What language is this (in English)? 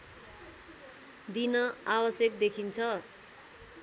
Nepali